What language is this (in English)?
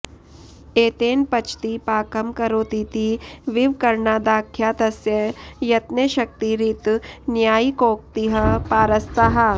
Sanskrit